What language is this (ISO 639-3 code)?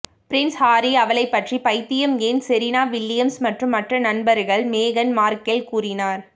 tam